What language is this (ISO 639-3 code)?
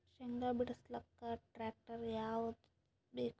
kan